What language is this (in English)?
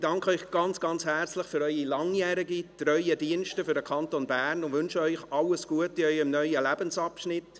Swiss German